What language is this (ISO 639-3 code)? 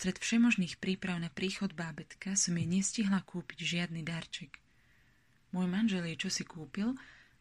slk